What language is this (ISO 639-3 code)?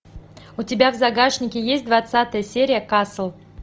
rus